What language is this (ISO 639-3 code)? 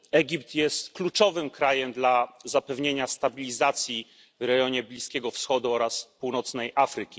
pol